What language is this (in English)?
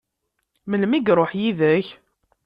Kabyle